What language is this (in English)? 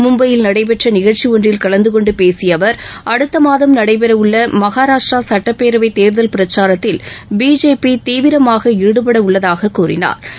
Tamil